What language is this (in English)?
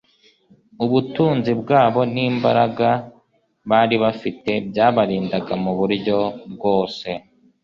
Kinyarwanda